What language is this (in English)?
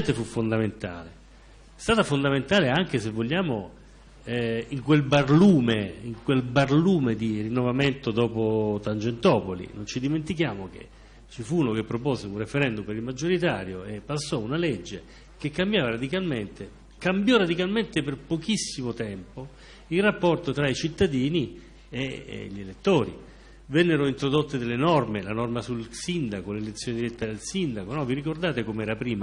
Italian